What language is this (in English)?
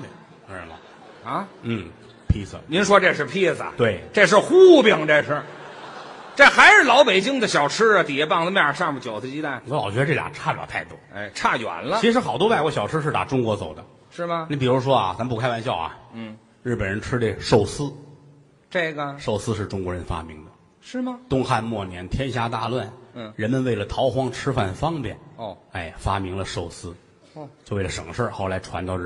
Chinese